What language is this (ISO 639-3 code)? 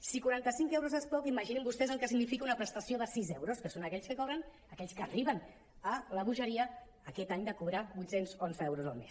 cat